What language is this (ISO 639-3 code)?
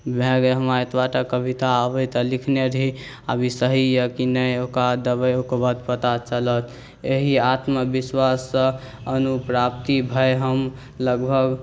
mai